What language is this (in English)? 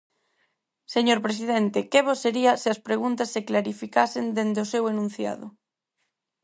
Galician